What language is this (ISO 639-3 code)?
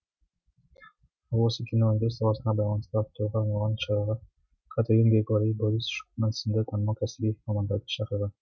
kaz